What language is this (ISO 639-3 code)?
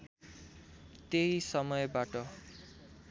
nep